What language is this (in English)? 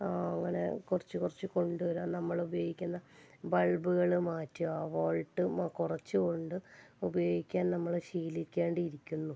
Malayalam